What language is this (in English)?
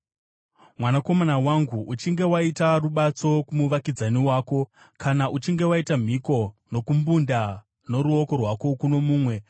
Shona